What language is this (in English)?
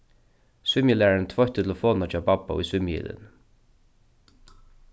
Faroese